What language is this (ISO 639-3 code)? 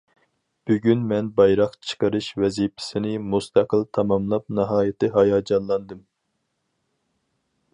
uig